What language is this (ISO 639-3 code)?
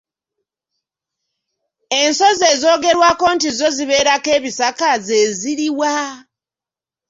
lug